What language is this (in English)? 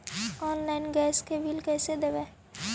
Magahi